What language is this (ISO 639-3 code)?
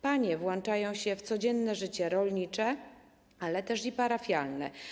pol